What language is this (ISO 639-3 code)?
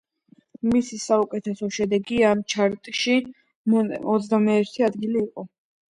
kat